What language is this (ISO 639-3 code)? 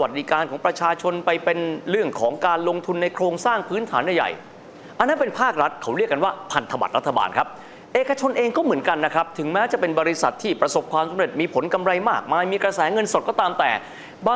tha